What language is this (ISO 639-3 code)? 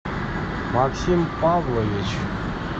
rus